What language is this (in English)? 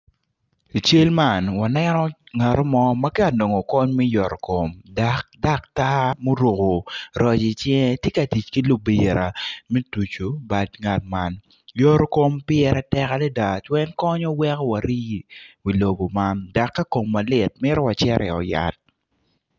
Acoli